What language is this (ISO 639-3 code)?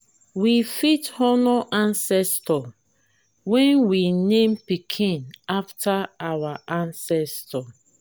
pcm